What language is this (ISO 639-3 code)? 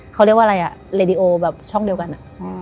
tha